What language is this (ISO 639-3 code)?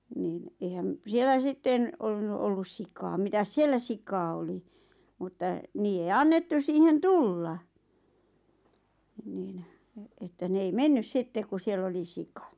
fin